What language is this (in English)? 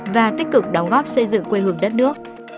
Vietnamese